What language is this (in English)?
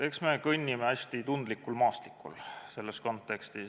Estonian